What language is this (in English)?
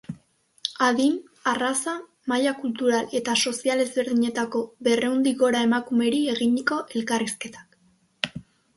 Basque